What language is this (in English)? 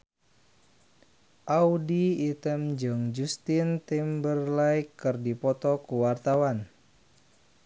Sundanese